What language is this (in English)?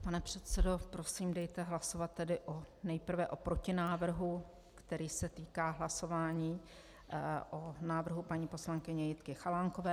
Czech